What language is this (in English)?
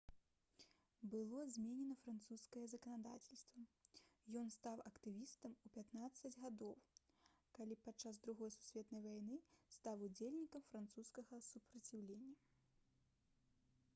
Belarusian